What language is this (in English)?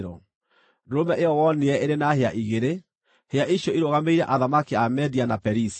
Kikuyu